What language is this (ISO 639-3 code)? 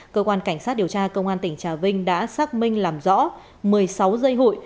vie